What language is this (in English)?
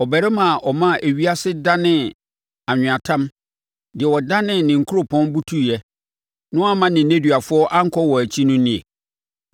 Akan